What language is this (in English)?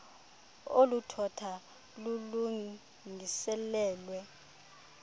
Xhosa